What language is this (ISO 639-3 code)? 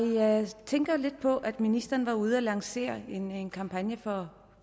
dan